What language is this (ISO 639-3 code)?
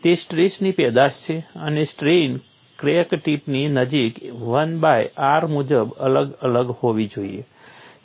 guj